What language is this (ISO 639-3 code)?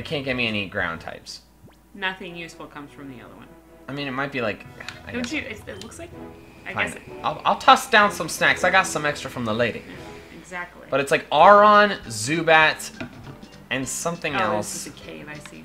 eng